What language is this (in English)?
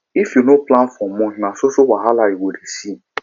Nigerian Pidgin